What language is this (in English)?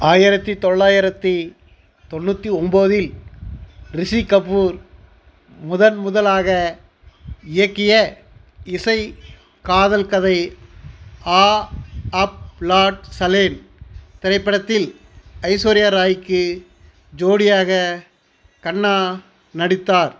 Tamil